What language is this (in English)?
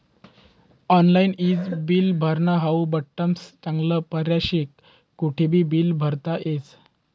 Marathi